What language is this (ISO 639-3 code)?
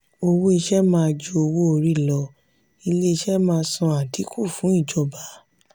yor